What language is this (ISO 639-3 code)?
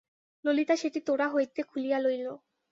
ben